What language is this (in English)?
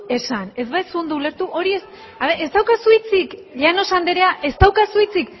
Basque